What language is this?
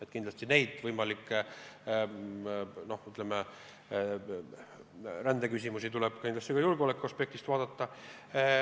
Estonian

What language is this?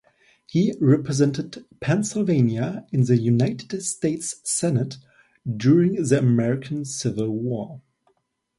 English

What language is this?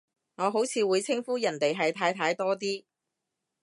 Cantonese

